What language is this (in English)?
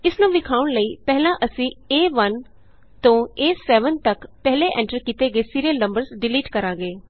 Punjabi